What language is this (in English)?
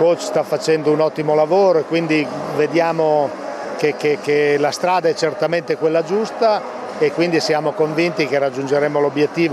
Italian